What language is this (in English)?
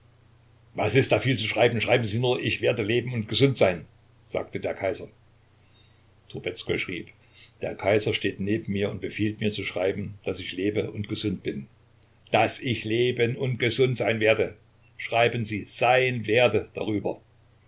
German